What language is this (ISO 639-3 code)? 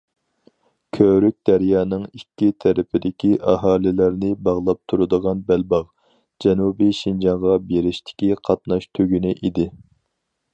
uig